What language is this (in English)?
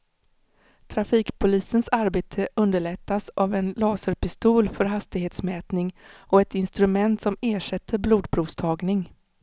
Swedish